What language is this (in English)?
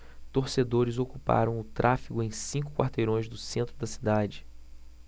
Portuguese